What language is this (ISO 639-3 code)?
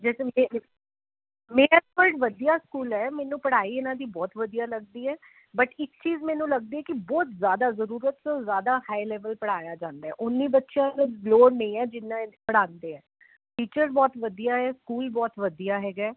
pan